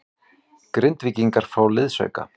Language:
Icelandic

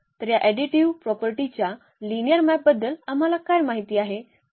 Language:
Marathi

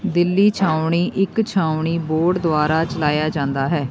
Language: Punjabi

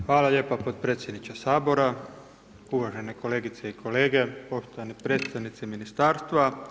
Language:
Croatian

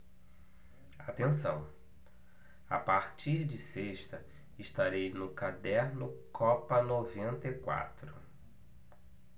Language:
Portuguese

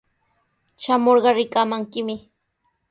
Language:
Sihuas Ancash Quechua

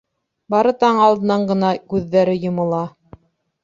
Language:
Bashkir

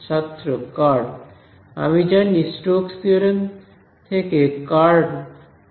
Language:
Bangla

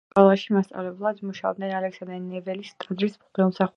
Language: Georgian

